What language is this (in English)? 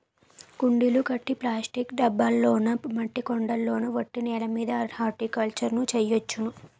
Telugu